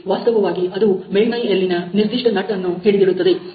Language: Kannada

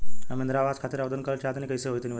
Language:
Bhojpuri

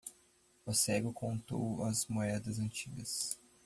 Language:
Portuguese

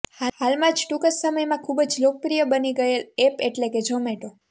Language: Gujarati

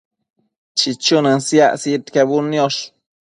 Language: Matsés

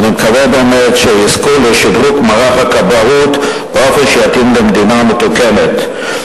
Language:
Hebrew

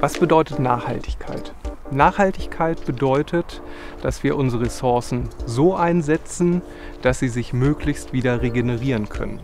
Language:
German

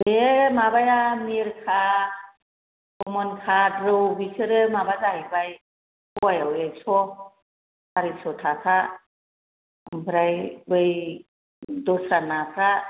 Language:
Bodo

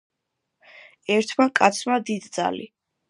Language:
Georgian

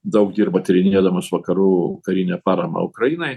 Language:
Lithuanian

